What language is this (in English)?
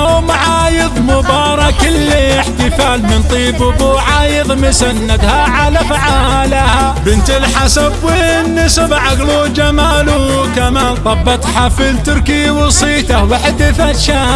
Arabic